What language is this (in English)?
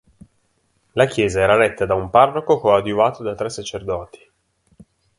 Italian